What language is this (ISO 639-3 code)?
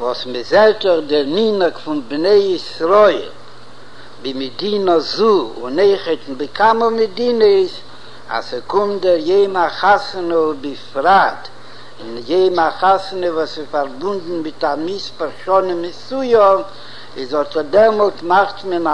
heb